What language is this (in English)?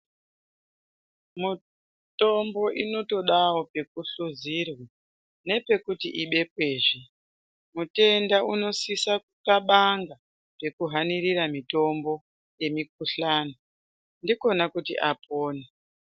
Ndau